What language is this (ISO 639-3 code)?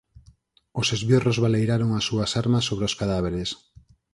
glg